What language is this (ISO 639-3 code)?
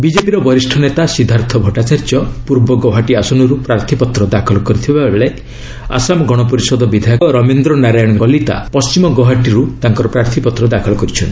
ori